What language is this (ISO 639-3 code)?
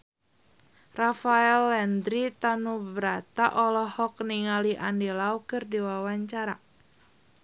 sun